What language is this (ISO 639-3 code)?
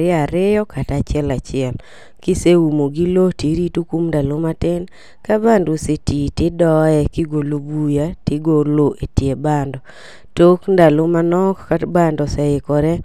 luo